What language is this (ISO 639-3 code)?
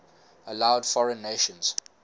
eng